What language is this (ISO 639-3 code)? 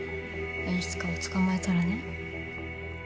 jpn